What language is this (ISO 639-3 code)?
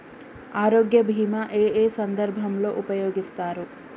tel